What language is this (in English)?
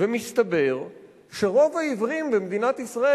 Hebrew